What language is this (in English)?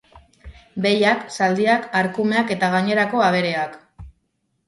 Basque